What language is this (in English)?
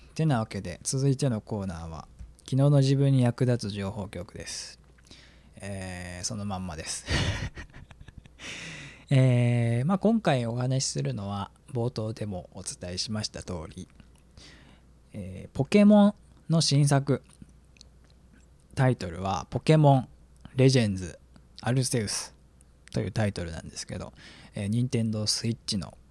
Japanese